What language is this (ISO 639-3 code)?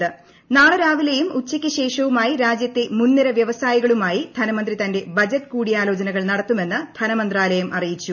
mal